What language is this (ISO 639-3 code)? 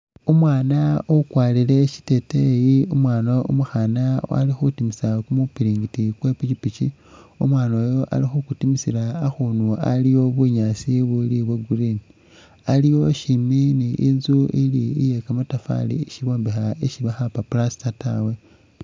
myx